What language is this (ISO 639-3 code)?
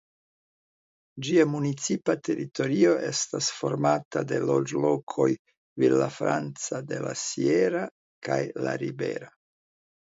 epo